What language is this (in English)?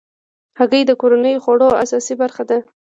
Pashto